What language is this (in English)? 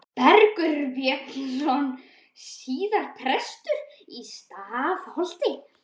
Icelandic